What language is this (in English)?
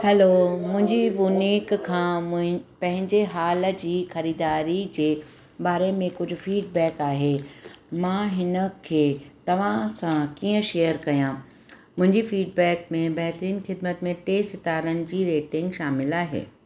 Sindhi